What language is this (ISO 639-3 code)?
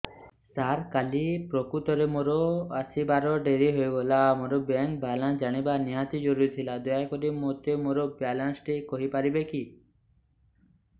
ori